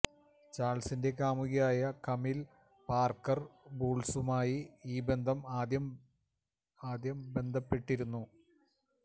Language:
Malayalam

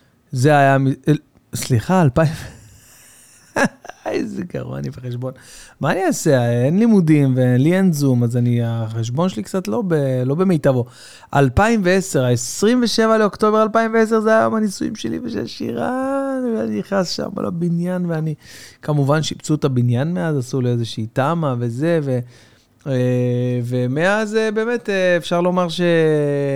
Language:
Hebrew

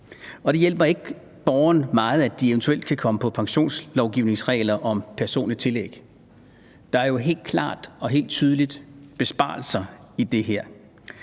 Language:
Danish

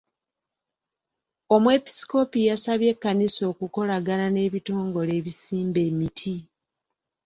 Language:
Ganda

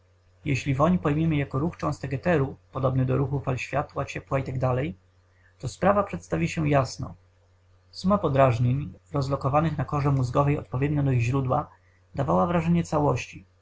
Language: Polish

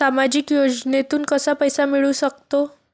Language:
Marathi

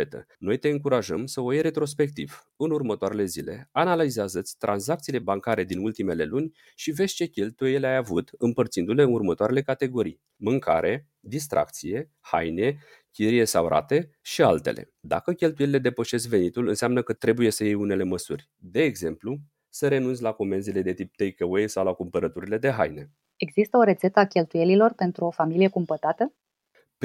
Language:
Romanian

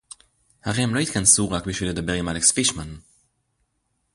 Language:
Hebrew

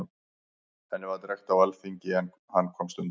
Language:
Icelandic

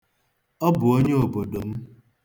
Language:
Igbo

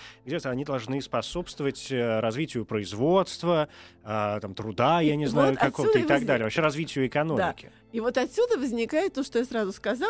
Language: Russian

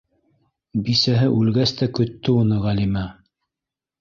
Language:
Bashkir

